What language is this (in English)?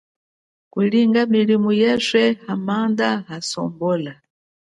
Chokwe